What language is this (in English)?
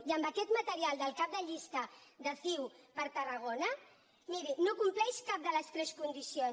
Catalan